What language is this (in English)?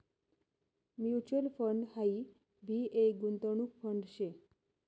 Marathi